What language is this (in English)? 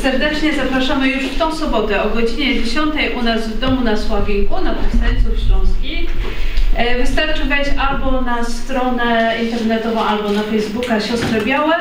Polish